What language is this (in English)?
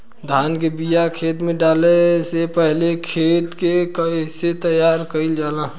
Bhojpuri